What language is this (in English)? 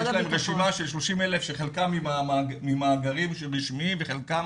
Hebrew